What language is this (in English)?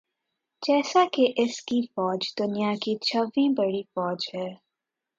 Urdu